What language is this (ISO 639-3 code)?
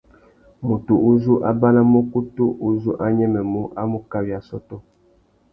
bag